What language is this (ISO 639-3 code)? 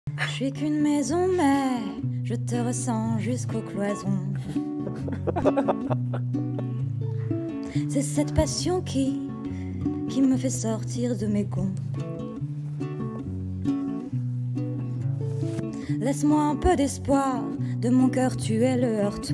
fra